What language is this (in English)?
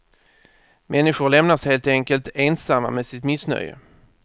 Swedish